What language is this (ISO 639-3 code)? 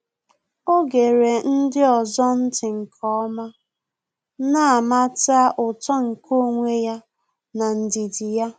ibo